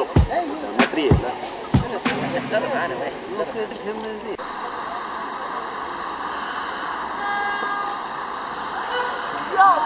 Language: Arabic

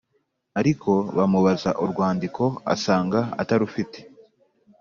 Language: Kinyarwanda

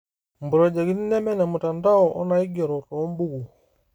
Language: Masai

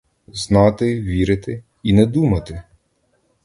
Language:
Ukrainian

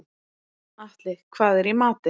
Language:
Icelandic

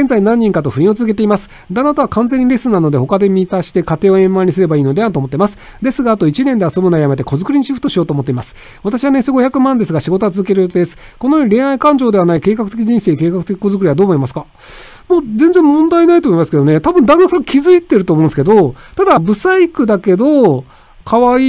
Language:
Japanese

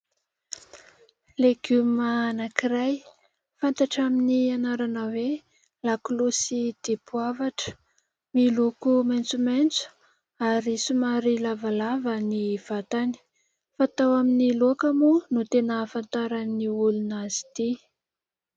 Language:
Malagasy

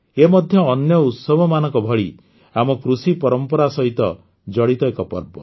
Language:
Odia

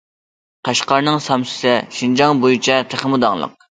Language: Uyghur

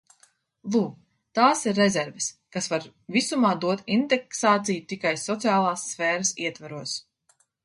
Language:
Latvian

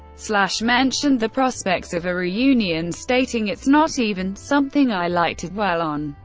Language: English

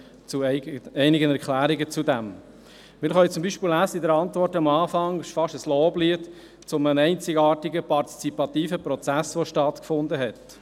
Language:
Swiss German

